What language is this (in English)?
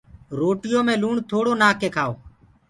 Gurgula